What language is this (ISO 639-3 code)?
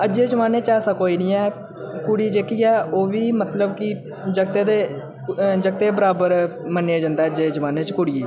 doi